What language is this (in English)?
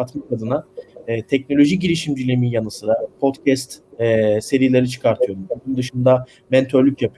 Turkish